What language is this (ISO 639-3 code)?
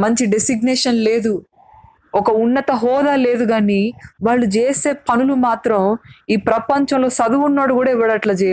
tel